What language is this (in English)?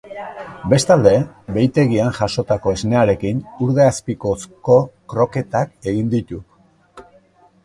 Basque